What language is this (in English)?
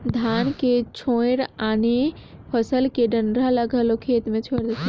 Chhattisgarhi